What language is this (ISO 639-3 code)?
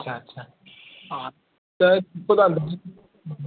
snd